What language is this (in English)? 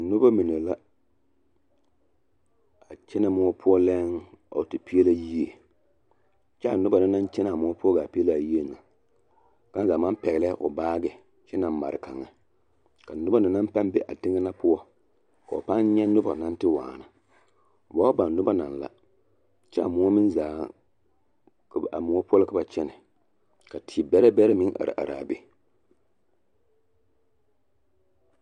Southern Dagaare